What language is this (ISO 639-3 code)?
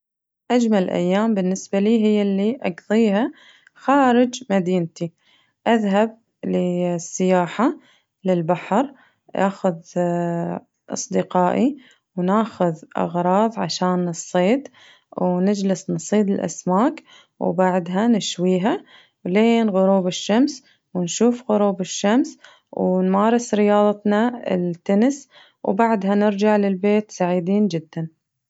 ars